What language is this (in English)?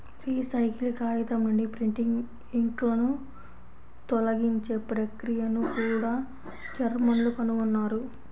Telugu